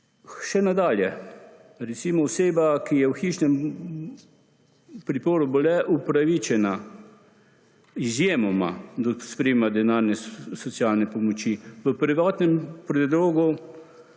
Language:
Slovenian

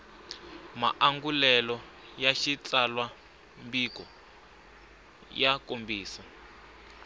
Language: Tsonga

